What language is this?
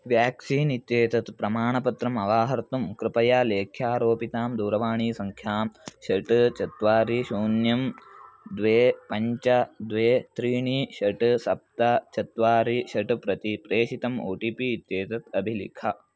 Sanskrit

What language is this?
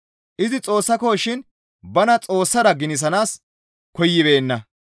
Gamo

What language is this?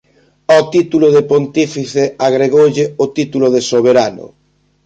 Galician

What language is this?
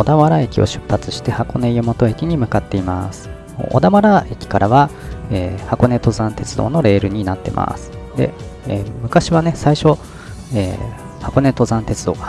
Japanese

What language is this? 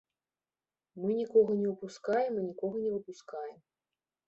Belarusian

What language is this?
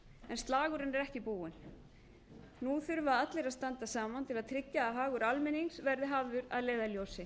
Icelandic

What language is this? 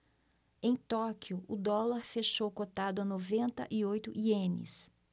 Portuguese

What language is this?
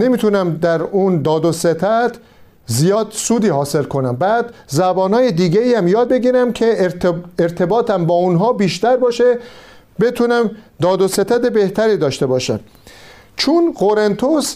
Persian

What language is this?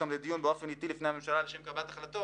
Hebrew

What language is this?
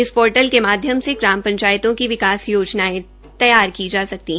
Hindi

